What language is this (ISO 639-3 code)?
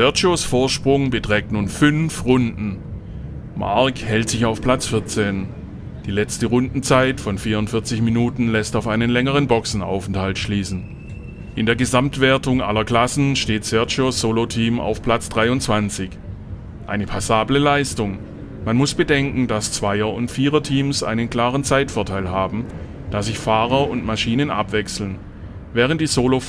deu